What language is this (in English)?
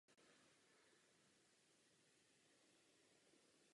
Czech